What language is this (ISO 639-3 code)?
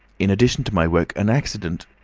eng